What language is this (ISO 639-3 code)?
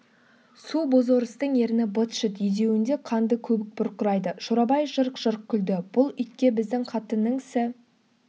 kaz